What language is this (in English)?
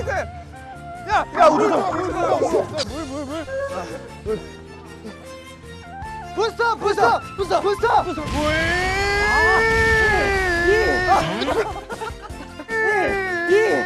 Korean